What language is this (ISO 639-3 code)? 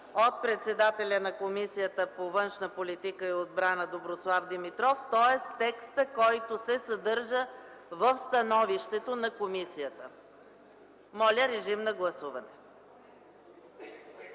bul